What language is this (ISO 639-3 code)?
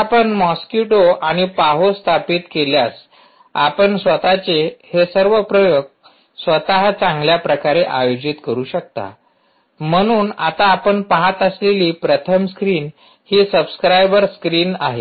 mar